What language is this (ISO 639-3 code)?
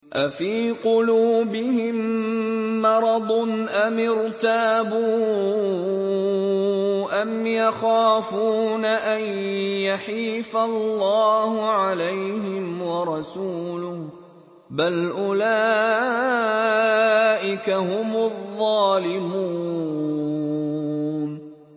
ara